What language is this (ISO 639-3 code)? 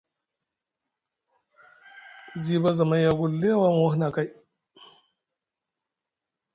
mug